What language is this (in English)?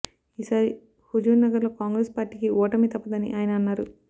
Telugu